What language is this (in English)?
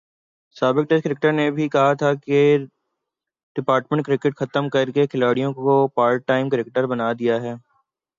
Urdu